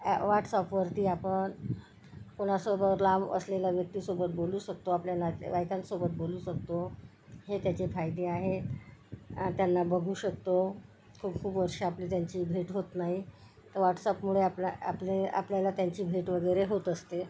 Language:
Marathi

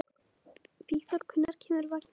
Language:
Icelandic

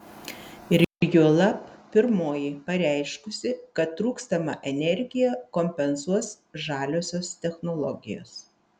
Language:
Lithuanian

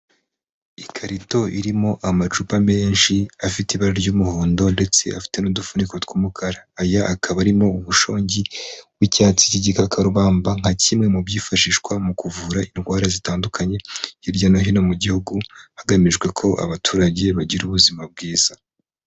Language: Kinyarwanda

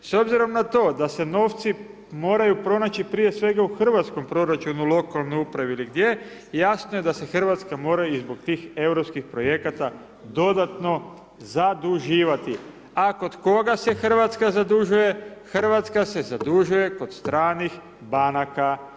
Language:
Croatian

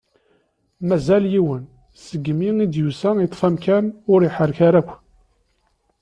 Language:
Kabyle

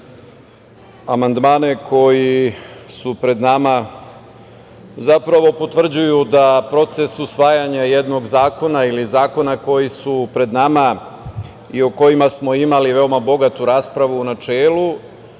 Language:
Serbian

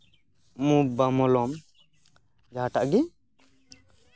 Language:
Santali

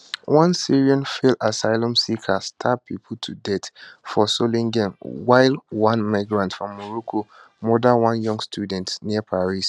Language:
Nigerian Pidgin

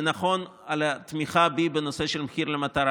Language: Hebrew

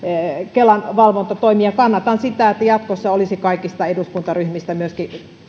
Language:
Finnish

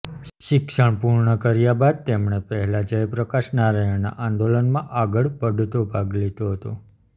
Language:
Gujarati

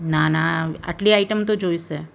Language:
Gujarati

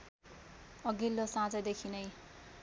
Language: Nepali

